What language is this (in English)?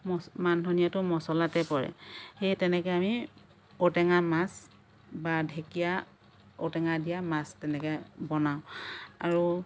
Assamese